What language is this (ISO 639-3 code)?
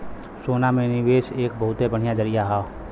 bho